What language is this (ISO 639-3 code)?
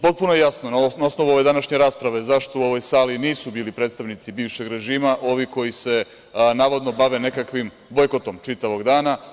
srp